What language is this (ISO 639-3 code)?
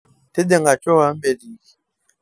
mas